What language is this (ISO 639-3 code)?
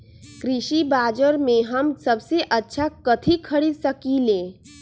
mag